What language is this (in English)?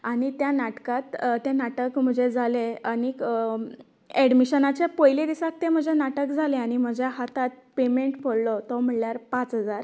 Konkani